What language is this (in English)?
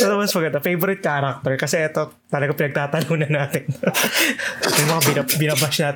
Filipino